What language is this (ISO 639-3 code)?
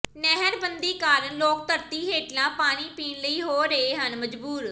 pan